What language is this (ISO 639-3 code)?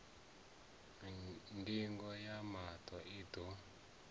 ven